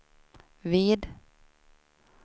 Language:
Swedish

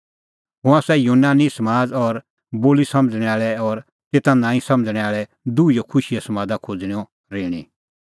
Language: Kullu Pahari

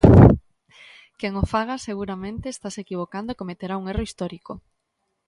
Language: Galician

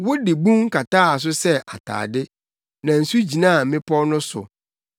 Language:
Akan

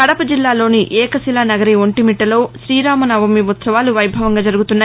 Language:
Telugu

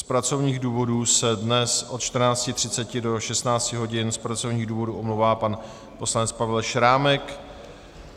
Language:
Czech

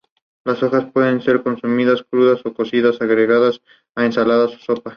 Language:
Spanish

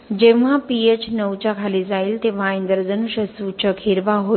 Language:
Marathi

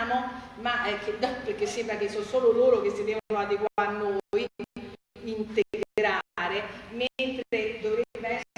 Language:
Italian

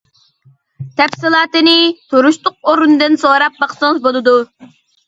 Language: Uyghur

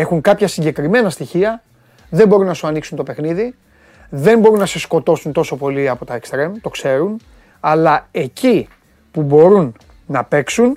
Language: Greek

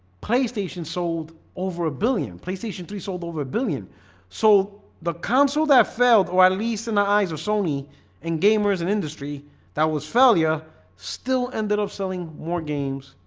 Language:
English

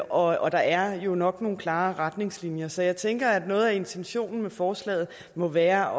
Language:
Danish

